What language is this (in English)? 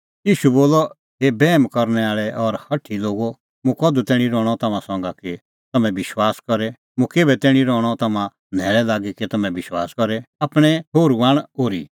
Kullu Pahari